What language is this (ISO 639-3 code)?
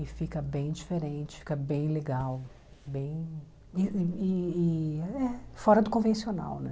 por